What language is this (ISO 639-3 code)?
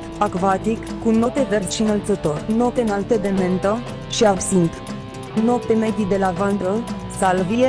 ron